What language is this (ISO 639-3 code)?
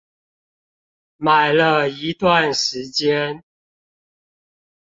zho